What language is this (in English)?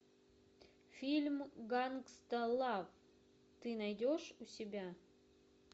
Russian